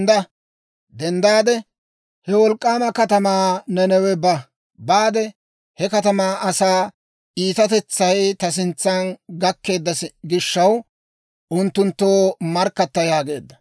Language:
Dawro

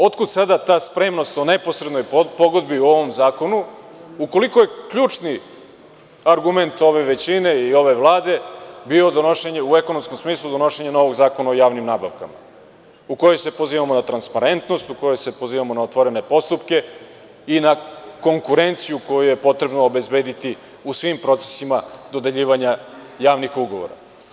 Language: Serbian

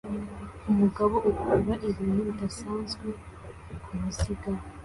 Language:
Kinyarwanda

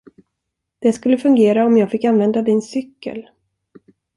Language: Swedish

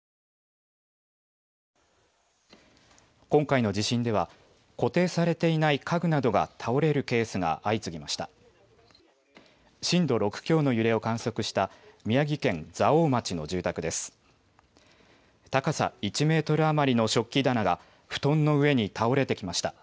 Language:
Japanese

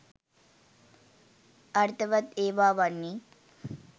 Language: Sinhala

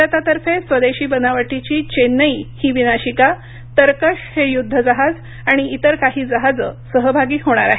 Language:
Marathi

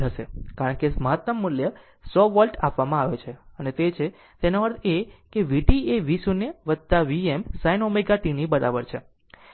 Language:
Gujarati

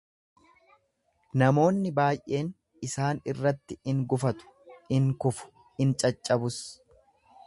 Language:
Oromo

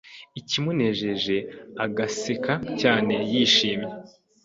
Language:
Kinyarwanda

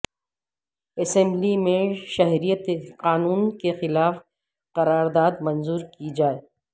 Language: Urdu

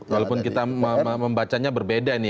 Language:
Indonesian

